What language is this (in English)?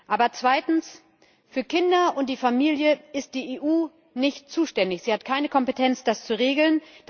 German